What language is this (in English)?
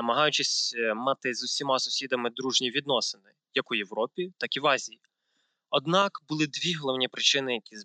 Ukrainian